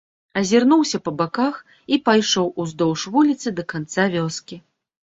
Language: Belarusian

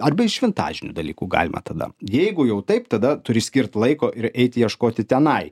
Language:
Lithuanian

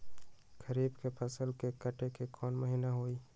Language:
Magahi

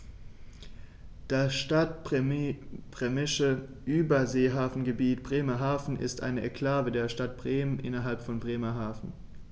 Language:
German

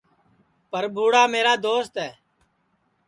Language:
Sansi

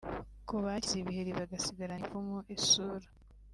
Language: Kinyarwanda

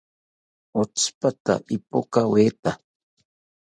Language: South Ucayali Ashéninka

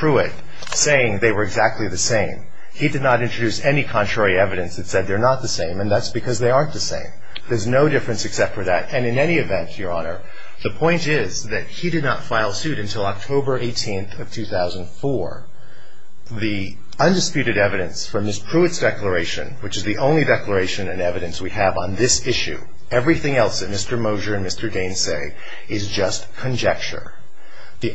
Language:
English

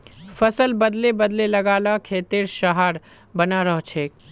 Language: Magahi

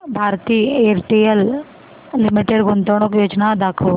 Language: Marathi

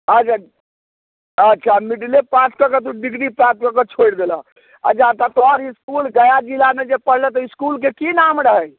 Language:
Maithili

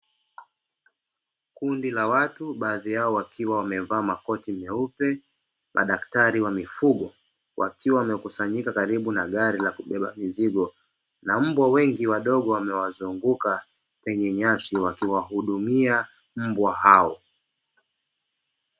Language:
Swahili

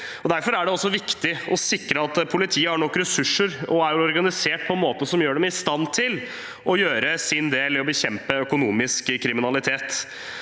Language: Norwegian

